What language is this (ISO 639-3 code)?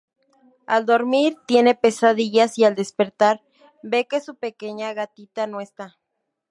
spa